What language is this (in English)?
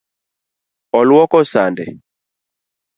Luo (Kenya and Tanzania)